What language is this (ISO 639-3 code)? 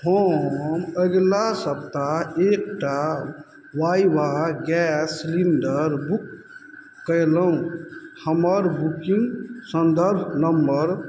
mai